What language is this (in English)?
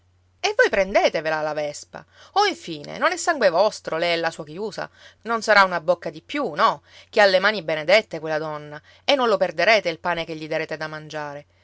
Italian